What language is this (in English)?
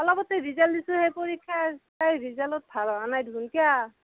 Assamese